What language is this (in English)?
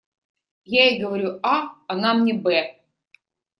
Russian